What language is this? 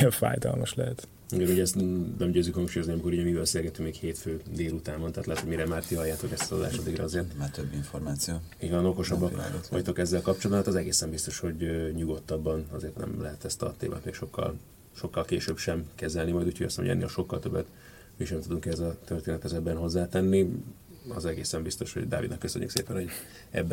Hungarian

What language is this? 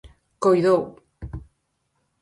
Galician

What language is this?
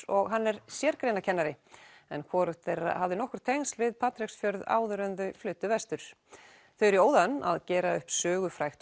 Icelandic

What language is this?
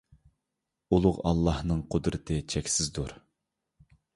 Uyghur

